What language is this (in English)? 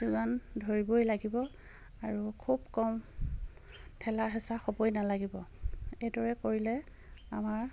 Assamese